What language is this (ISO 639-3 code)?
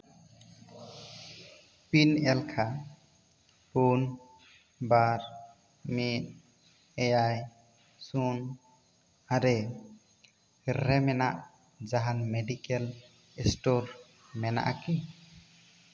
sat